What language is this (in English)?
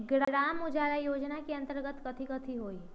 Magahi